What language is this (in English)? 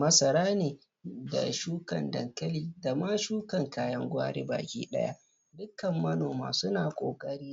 Hausa